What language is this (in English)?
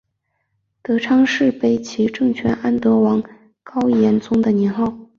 Chinese